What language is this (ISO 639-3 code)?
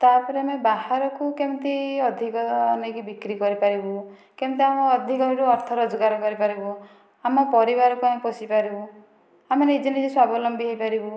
ori